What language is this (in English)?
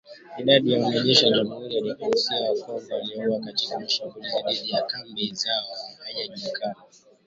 Swahili